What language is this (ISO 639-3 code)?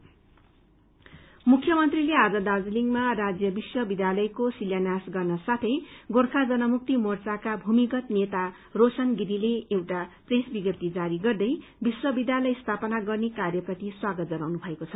nep